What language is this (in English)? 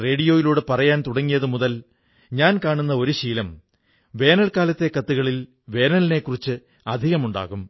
Malayalam